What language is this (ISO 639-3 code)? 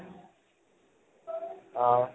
asm